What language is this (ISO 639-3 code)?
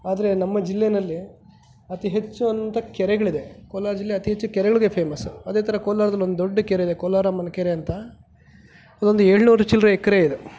kan